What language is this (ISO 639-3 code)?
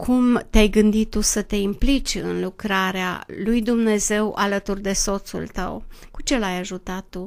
ron